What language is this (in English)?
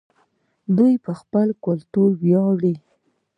Pashto